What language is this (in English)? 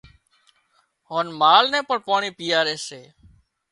Wadiyara Koli